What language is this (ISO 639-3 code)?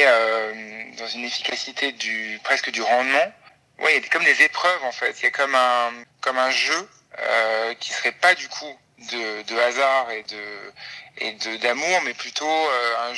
fra